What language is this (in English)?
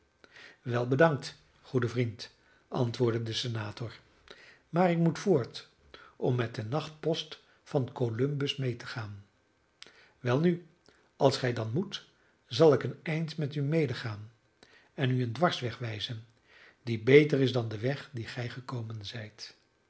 Dutch